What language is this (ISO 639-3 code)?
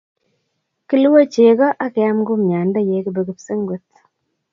kln